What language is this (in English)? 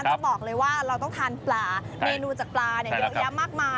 Thai